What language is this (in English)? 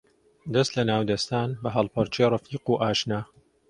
Central Kurdish